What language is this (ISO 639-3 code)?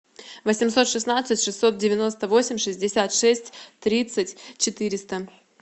rus